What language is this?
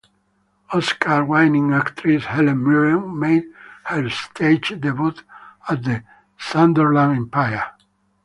English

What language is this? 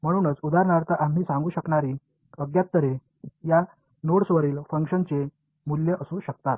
Marathi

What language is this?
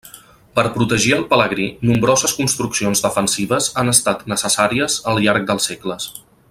Catalan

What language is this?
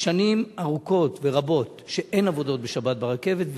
Hebrew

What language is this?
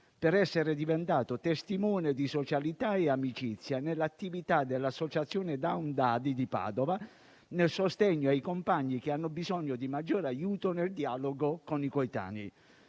Italian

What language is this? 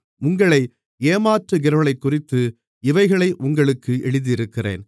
Tamil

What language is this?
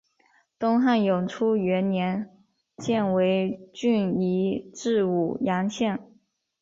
Chinese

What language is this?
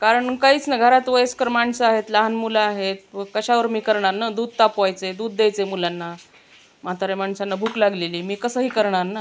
Marathi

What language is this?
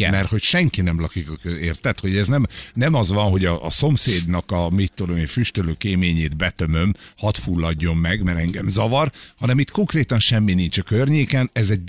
Hungarian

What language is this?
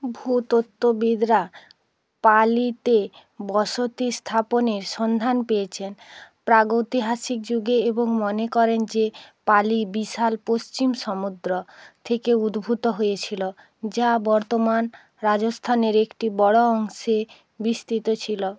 Bangla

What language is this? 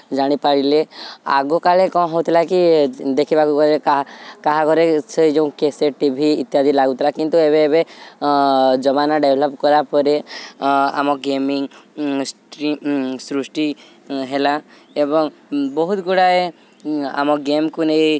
Odia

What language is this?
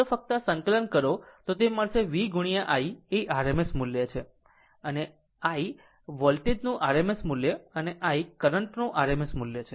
Gujarati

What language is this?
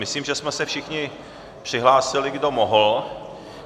Czech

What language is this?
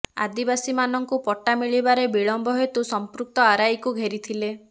Odia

